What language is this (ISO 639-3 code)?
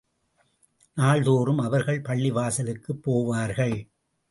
tam